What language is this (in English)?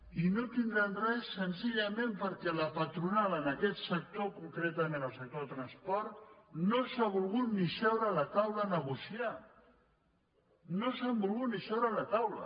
Catalan